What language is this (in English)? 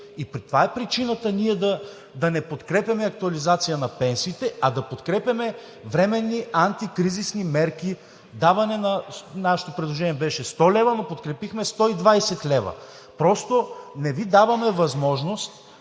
Bulgarian